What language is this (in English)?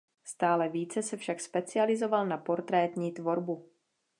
Czech